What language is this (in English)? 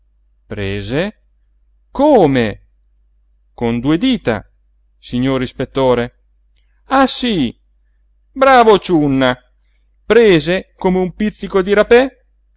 Italian